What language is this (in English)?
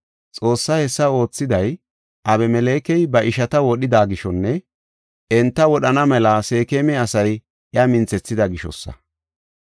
Gofa